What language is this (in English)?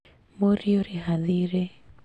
Kikuyu